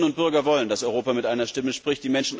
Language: German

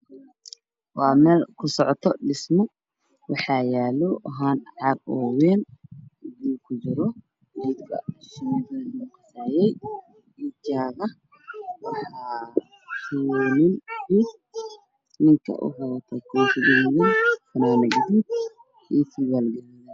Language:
Somali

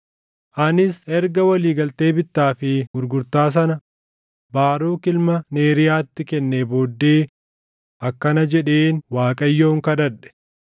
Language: Oromo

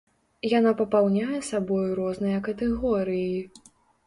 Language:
Belarusian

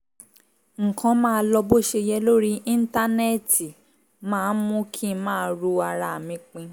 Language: Yoruba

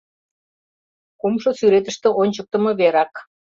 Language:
Mari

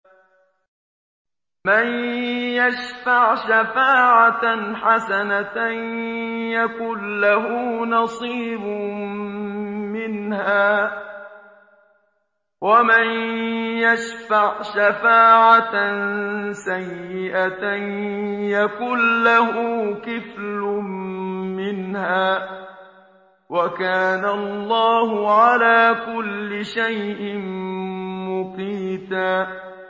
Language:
Arabic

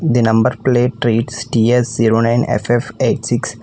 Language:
English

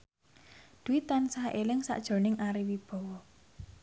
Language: Javanese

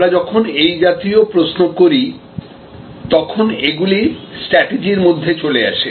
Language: Bangla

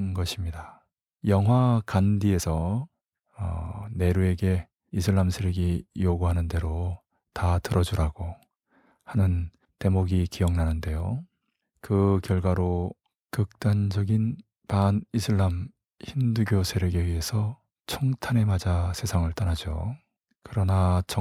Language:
Korean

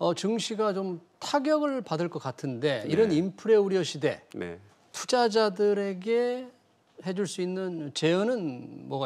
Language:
Korean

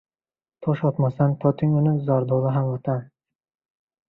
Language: Uzbek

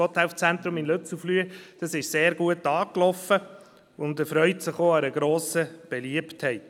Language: Swiss German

